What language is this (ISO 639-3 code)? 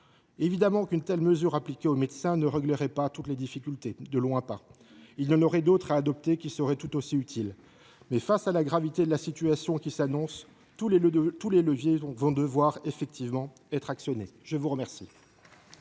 fra